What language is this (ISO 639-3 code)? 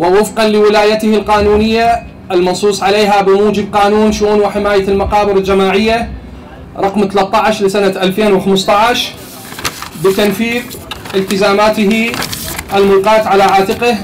ara